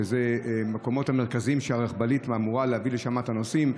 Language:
Hebrew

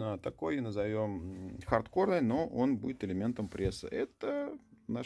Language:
Russian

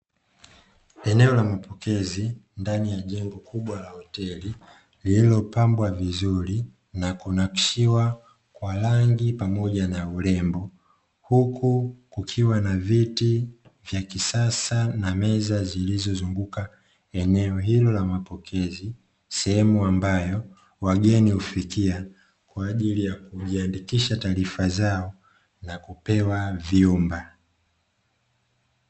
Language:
Swahili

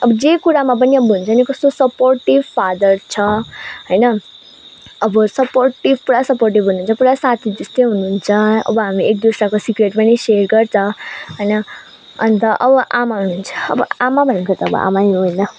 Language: Nepali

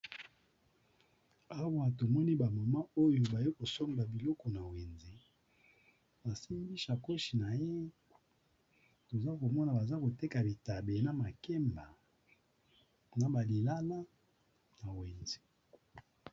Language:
Lingala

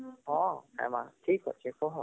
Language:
Odia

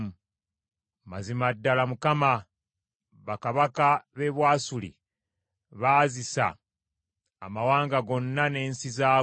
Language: Ganda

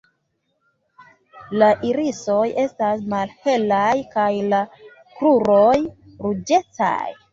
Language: Esperanto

